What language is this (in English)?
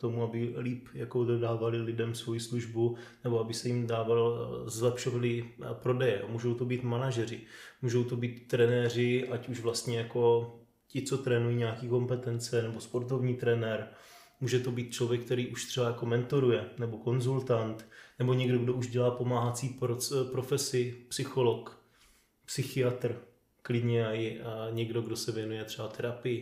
Czech